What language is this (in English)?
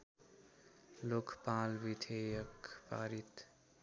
Nepali